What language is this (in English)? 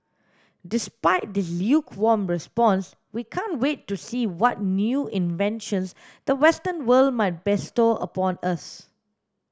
English